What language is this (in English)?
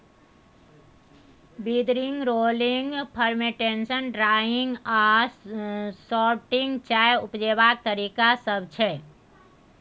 Maithili